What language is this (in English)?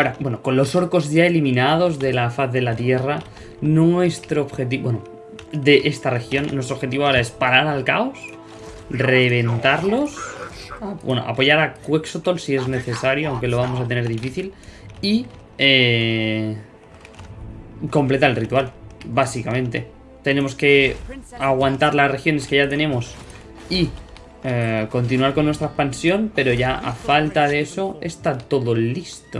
Spanish